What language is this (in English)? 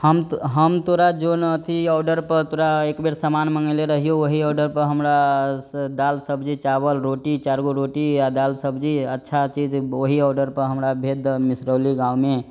Maithili